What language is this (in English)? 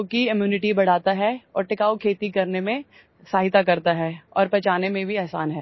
Hindi